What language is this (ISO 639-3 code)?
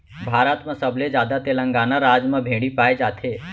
hne